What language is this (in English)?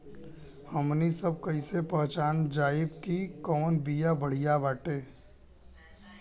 Bhojpuri